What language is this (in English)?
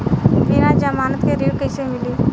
Bhojpuri